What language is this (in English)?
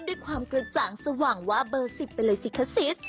Thai